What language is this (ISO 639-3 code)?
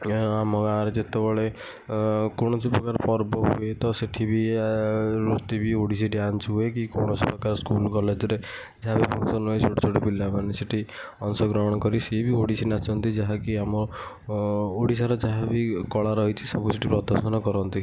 ori